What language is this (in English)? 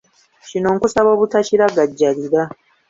Ganda